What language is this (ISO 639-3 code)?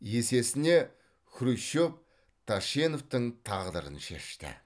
kaz